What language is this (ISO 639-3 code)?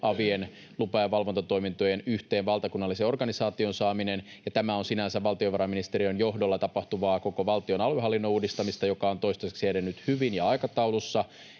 fin